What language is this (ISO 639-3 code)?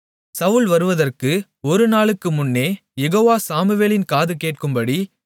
tam